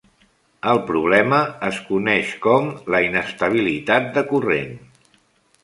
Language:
Catalan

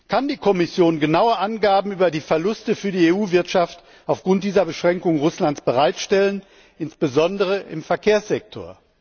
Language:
German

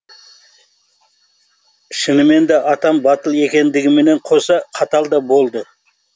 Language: Kazakh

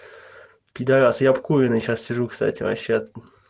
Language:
Russian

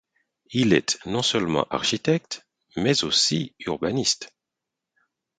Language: French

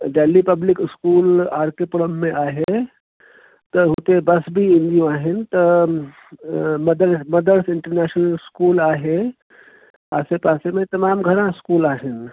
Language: Sindhi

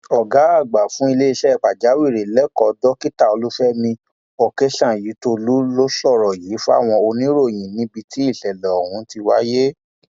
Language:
Yoruba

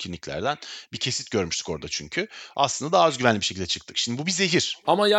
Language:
Turkish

